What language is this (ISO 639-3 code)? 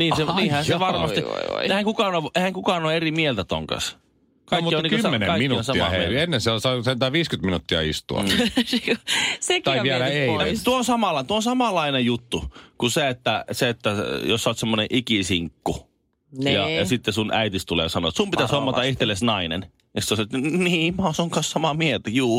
fin